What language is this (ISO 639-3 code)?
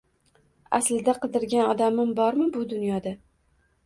uzb